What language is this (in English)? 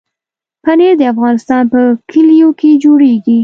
Pashto